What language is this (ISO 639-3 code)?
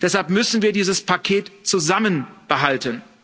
deu